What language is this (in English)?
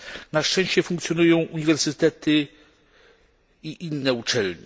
Polish